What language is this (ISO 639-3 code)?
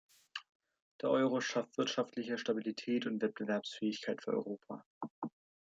deu